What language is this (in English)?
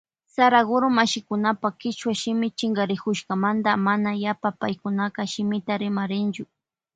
Loja Highland Quichua